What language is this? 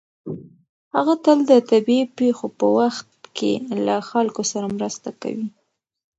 Pashto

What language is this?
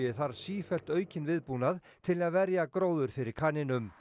Icelandic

